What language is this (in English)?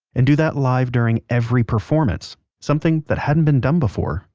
English